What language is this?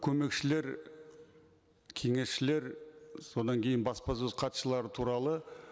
Kazakh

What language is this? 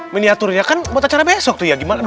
Indonesian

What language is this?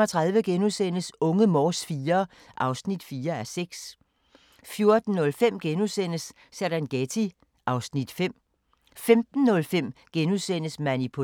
Danish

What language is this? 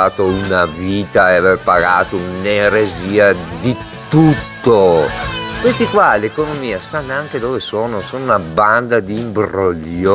Italian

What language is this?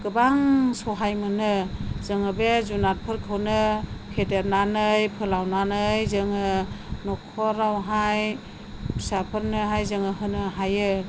Bodo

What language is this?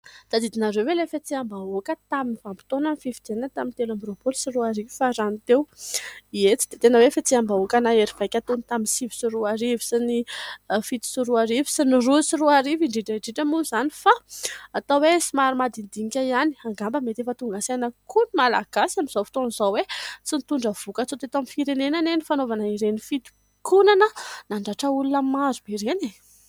Malagasy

